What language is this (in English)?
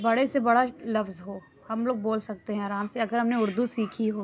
Urdu